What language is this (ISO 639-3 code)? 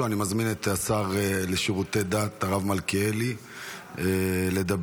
heb